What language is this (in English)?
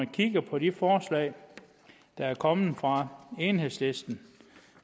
Danish